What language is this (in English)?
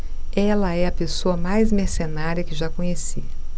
Portuguese